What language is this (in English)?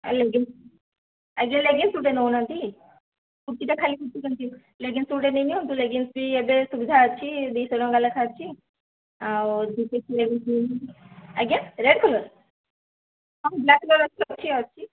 Odia